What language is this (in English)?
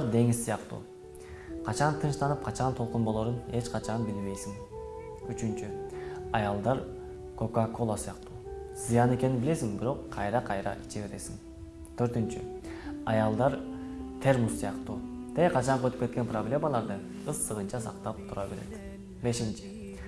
Turkish